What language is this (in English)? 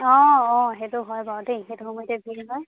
Assamese